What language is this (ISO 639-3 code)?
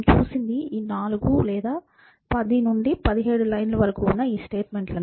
tel